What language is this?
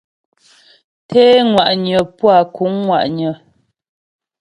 Ghomala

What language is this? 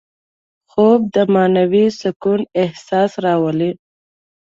Pashto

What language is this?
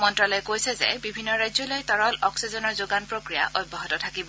Assamese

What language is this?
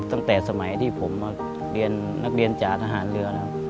Thai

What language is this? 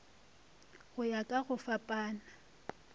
Northern Sotho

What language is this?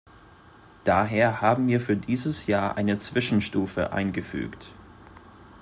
German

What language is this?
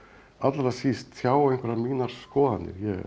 Icelandic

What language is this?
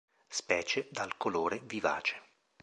Italian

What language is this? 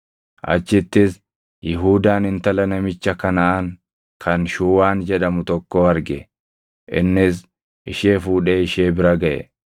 Oromo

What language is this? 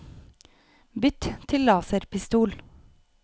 Norwegian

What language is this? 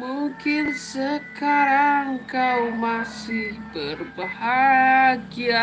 Indonesian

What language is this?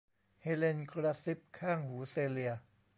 Thai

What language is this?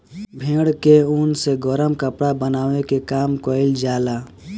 Bhojpuri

